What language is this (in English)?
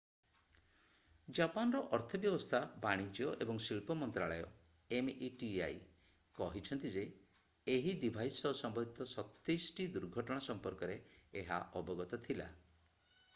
Odia